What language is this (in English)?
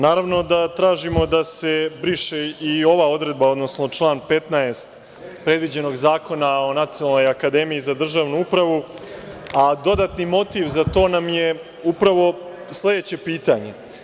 Serbian